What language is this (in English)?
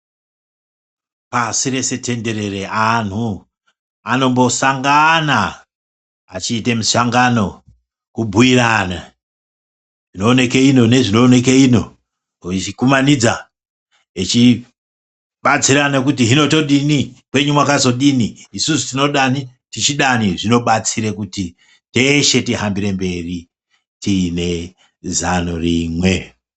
Ndau